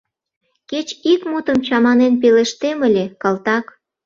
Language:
Mari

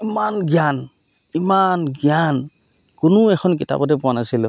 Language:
Assamese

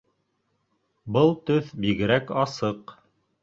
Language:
Bashkir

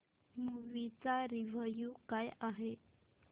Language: Marathi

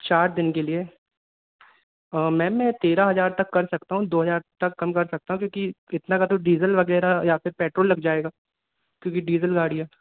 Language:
Hindi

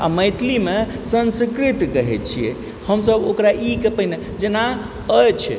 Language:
Maithili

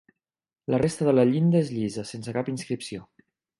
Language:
Catalan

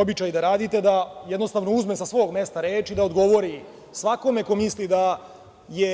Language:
Serbian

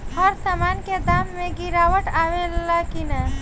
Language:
Bhojpuri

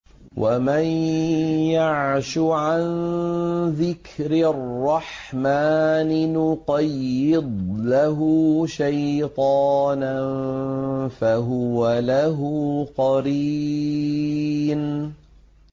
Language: Arabic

